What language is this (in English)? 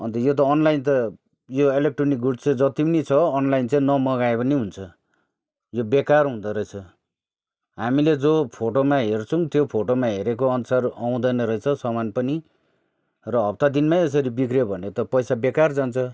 Nepali